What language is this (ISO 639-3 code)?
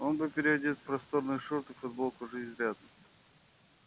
rus